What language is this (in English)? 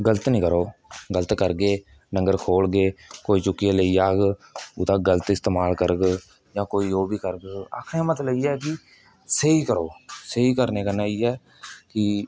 Dogri